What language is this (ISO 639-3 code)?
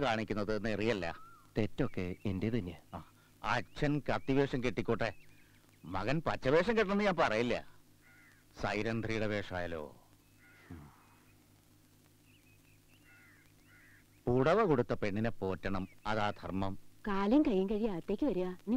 ind